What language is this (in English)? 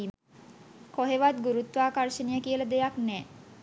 Sinhala